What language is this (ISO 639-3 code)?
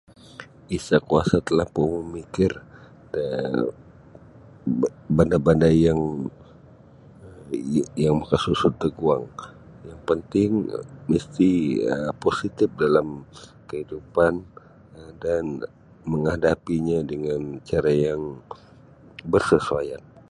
bsy